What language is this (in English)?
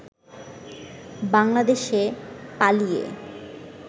Bangla